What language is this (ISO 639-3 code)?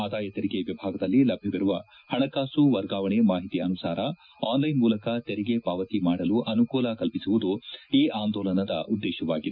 kan